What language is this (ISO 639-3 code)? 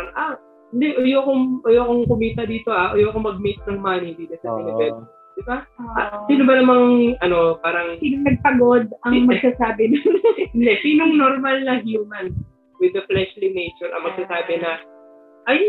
fil